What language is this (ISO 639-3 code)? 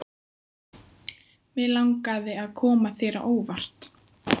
isl